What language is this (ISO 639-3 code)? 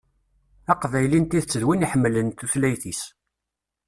kab